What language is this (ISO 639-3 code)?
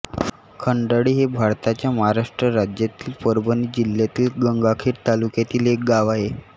mar